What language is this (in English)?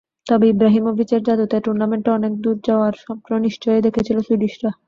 Bangla